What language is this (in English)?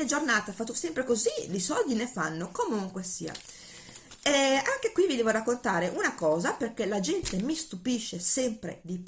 Italian